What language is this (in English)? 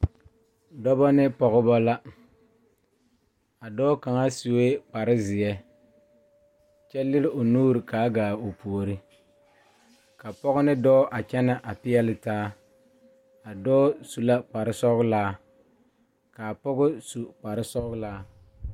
Southern Dagaare